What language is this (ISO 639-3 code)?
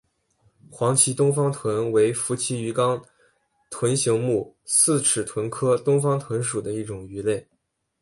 zho